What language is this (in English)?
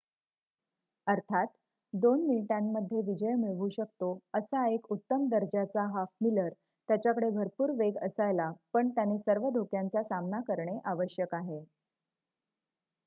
Marathi